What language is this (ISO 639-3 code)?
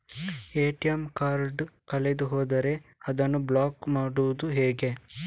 kan